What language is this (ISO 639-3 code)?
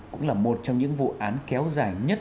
vie